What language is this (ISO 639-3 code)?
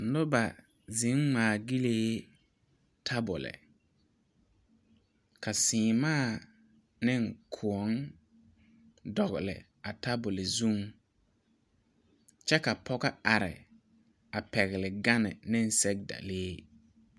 dga